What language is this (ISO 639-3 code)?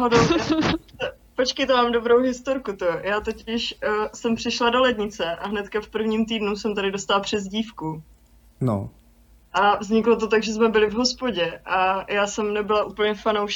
ces